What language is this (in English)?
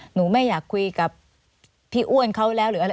Thai